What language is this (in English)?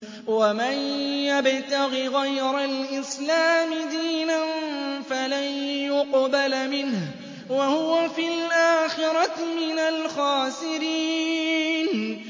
Arabic